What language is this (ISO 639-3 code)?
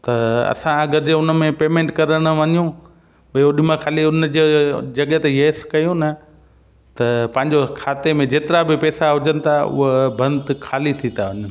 snd